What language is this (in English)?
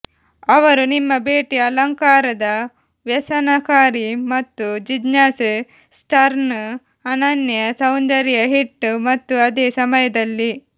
Kannada